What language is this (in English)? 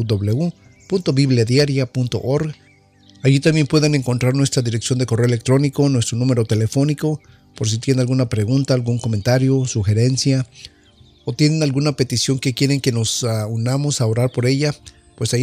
Spanish